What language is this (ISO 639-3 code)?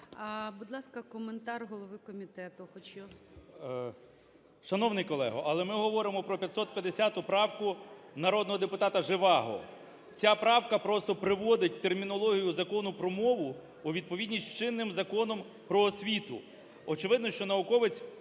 ukr